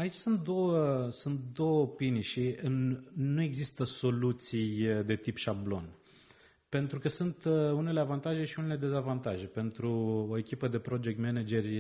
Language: Romanian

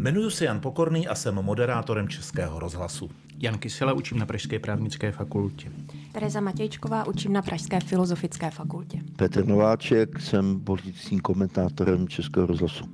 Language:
Czech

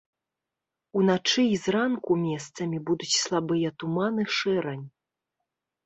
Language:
Belarusian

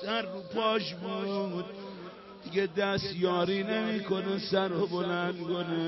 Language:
Persian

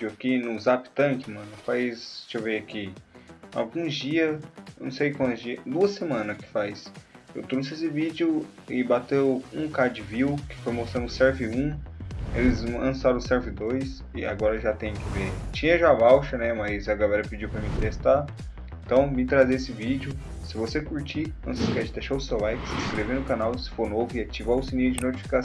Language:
Portuguese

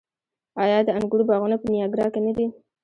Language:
Pashto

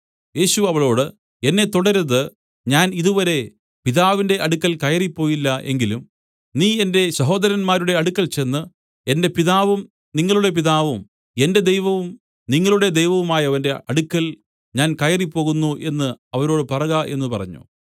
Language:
Malayalam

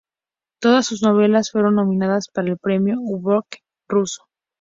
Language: Spanish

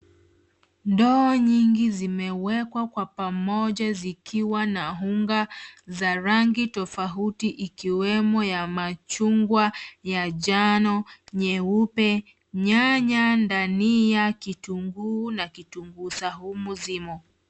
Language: Swahili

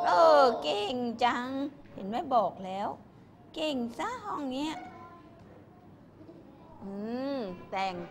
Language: Thai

